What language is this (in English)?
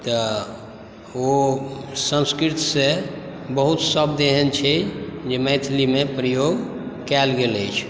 Maithili